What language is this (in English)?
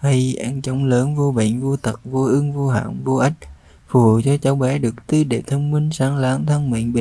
Vietnamese